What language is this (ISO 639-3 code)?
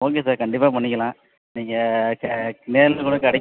tam